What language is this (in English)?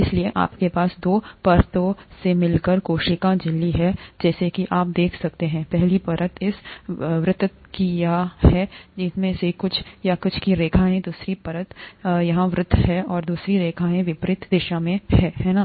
Hindi